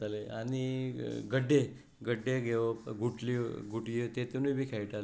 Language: Konkani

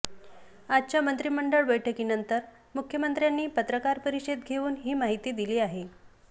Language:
Marathi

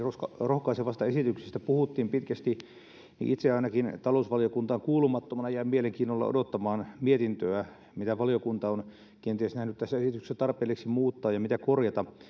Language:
Finnish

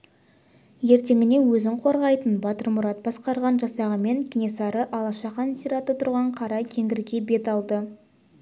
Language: Kazakh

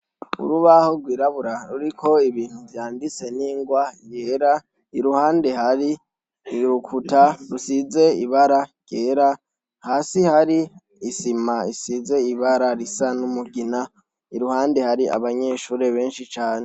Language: Rundi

